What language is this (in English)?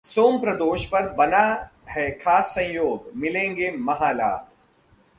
Hindi